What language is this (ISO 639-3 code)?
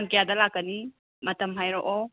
mni